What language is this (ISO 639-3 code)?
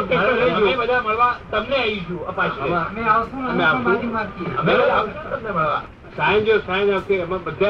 guj